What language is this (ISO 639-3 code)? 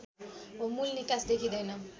nep